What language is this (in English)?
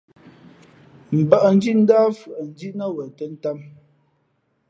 Fe'fe'